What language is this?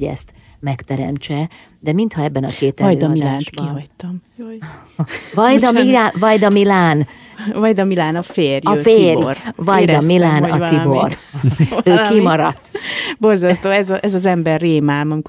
Hungarian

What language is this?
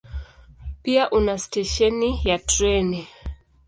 Swahili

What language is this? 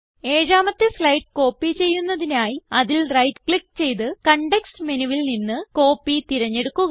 Malayalam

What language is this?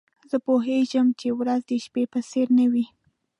Pashto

